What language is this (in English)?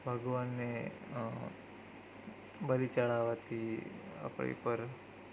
Gujarati